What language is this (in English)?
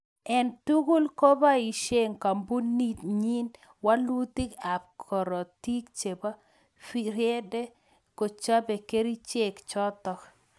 Kalenjin